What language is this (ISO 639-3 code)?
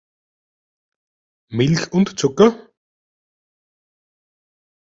deu